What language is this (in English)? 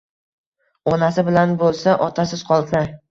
Uzbek